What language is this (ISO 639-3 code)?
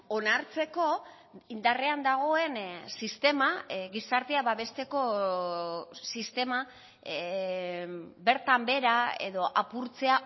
eus